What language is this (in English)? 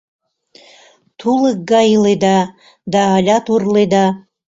Mari